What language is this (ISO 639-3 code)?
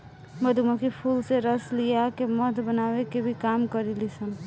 bho